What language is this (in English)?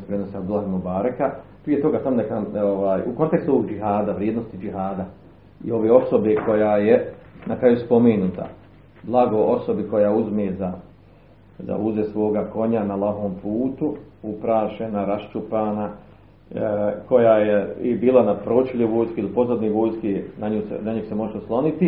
Croatian